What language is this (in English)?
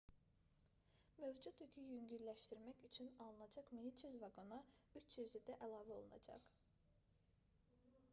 Azerbaijani